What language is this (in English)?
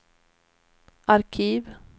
Swedish